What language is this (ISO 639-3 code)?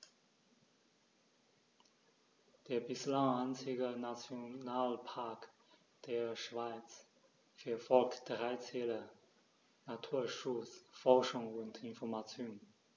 deu